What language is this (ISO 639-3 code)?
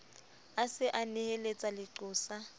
sot